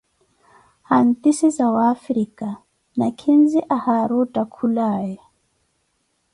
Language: Koti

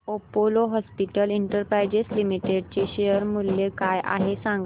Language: Marathi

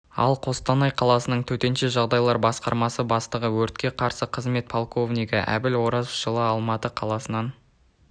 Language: Kazakh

